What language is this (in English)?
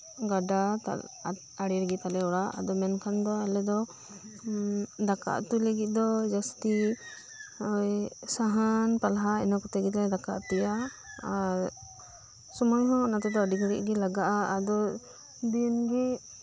Santali